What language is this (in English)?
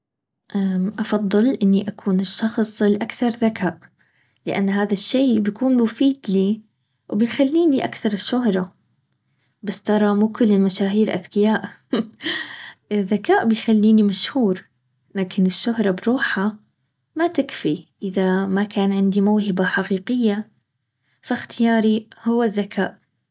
Baharna Arabic